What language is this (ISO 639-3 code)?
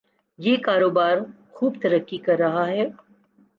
urd